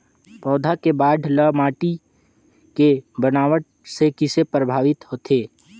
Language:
Chhattisgarhi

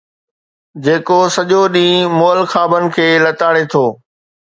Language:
Sindhi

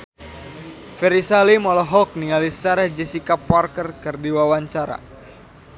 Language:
Sundanese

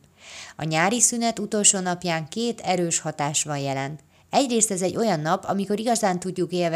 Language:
Hungarian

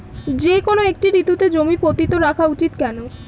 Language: Bangla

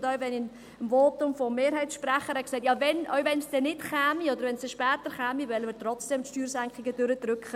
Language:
Swiss German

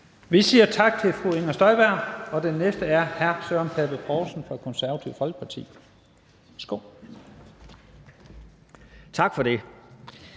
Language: Danish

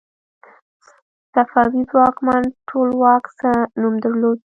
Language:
Pashto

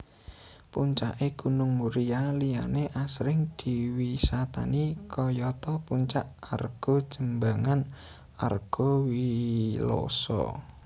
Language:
Javanese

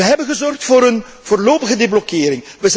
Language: Dutch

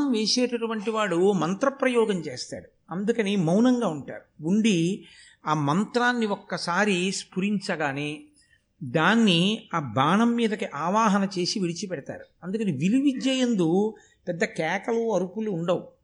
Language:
Telugu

